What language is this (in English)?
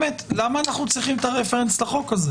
Hebrew